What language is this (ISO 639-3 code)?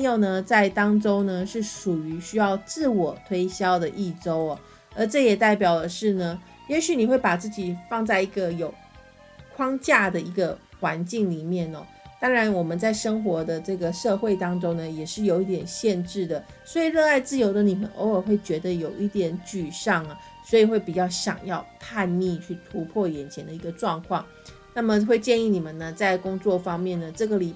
zho